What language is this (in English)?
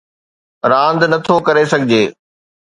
Sindhi